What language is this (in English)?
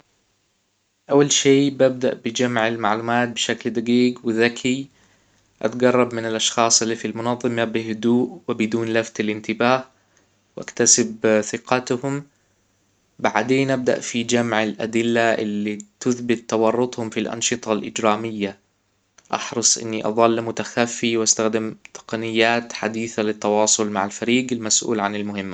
Hijazi Arabic